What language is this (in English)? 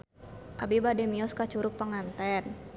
Sundanese